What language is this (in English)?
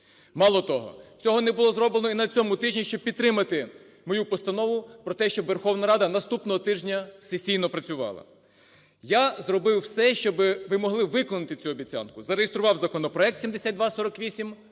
Ukrainian